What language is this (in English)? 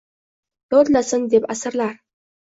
Uzbek